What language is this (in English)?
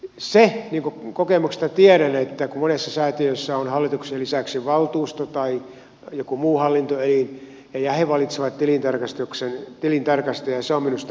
Finnish